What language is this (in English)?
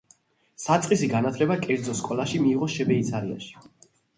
Georgian